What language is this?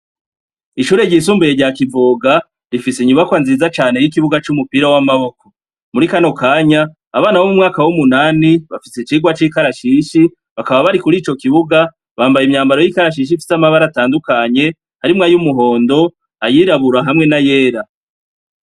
Rundi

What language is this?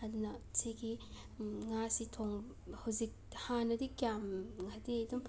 Manipuri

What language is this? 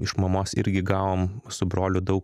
Lithuanian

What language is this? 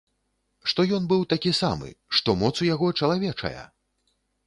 Belarusian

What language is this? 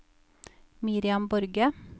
Norwegian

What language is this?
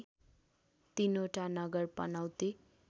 Nepali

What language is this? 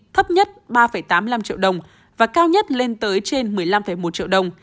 Vietnamese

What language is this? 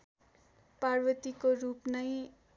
Nepali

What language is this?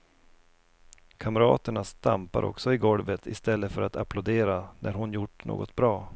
Swedish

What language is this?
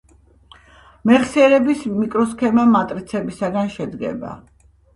Georgian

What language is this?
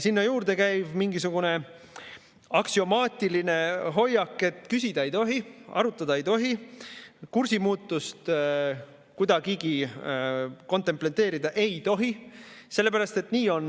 Estonian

